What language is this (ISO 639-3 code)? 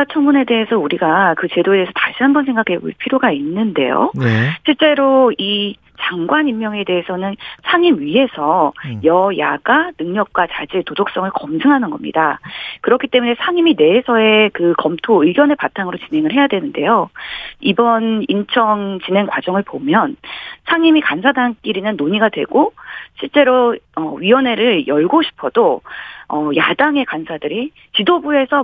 kor